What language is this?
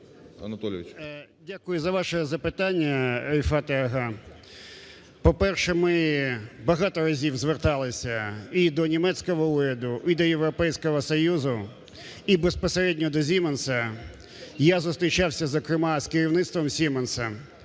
Ukrainian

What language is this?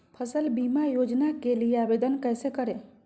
Magahi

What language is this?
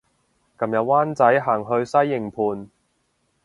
Cantonese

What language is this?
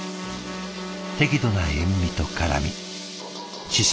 Japanese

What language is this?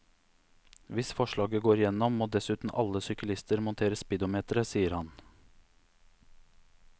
Norwegian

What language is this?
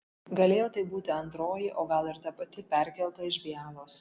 Lithuanian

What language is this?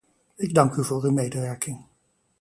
Dutch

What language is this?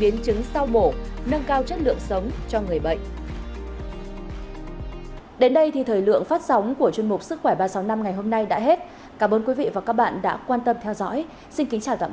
Vietnamese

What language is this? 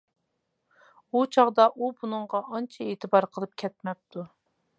Uyghur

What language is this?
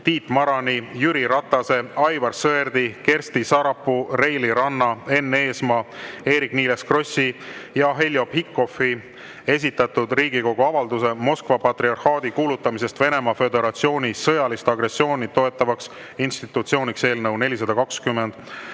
Estonian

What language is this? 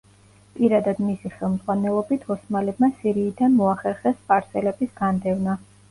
Georgian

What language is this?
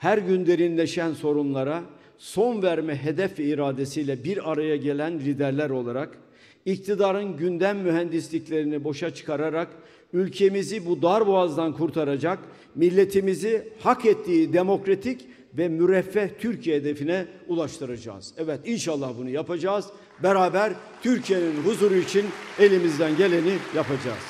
Turkish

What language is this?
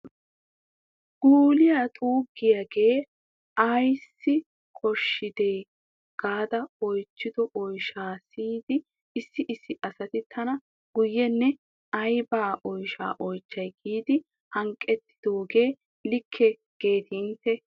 Wolaytta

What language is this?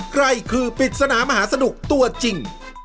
Thai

